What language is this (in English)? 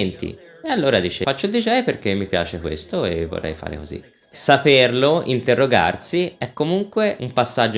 Italian